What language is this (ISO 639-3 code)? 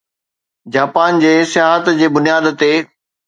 snd